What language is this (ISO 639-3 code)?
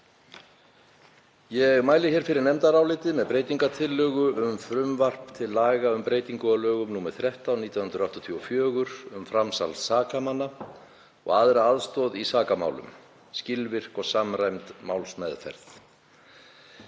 isl